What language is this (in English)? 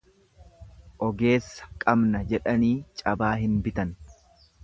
Oromo